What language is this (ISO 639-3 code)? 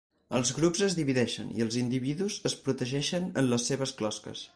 cat